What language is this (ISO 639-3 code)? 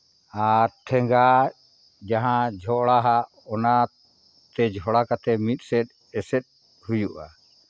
sat